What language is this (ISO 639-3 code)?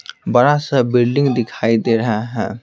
hin